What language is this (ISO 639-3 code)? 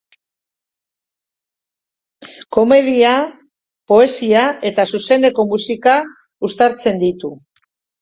eus